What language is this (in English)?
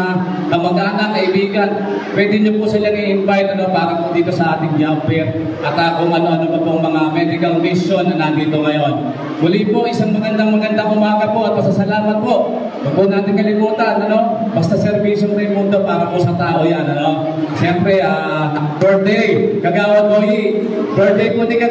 Filipino